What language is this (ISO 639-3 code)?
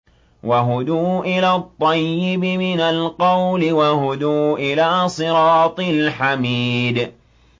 ara